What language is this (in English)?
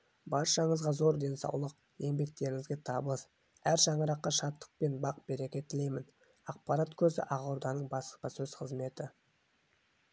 Kazakh